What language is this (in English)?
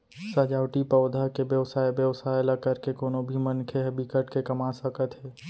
Chhattisgarhi